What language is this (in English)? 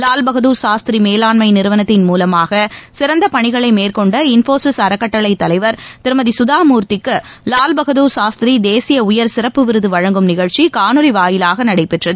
Tamil